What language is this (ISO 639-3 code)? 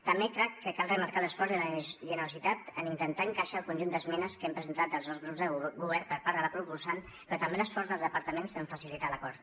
cat